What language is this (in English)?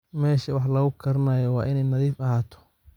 Somali